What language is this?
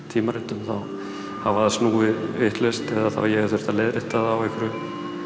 Icelandic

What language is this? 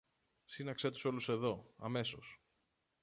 Greek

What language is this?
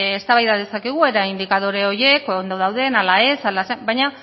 Basque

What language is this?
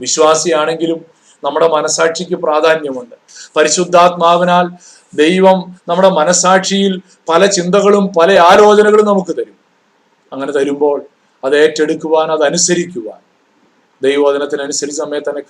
Malayalam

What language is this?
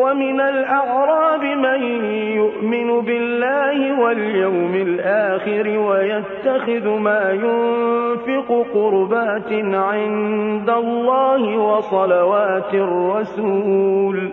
Arabic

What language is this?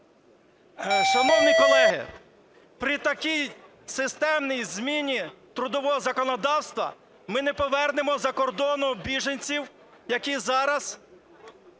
Ukrainian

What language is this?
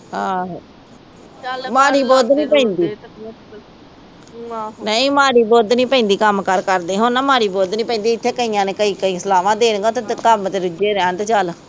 Punjabi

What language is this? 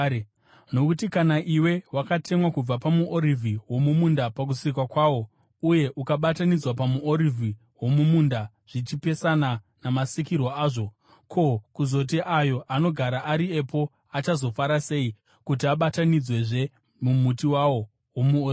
Shona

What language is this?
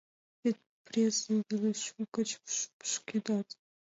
Mari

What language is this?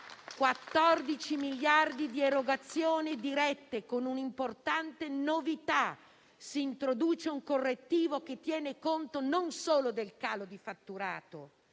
Italian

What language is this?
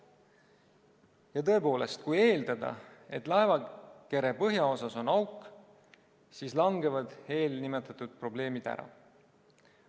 Estonian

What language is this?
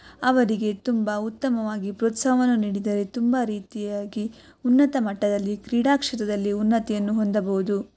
Kannada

